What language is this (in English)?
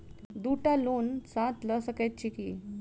Maithili